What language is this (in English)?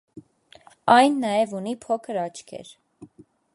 Armenian